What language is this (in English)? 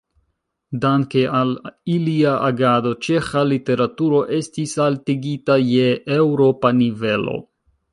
Esperanto